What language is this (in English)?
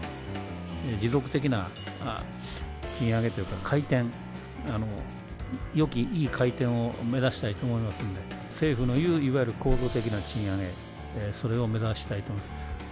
Japanese